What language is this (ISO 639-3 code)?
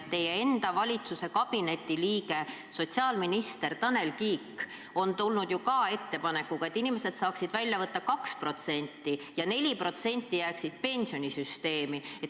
est